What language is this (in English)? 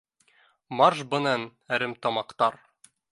Bashkir